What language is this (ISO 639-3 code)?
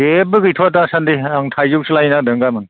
brx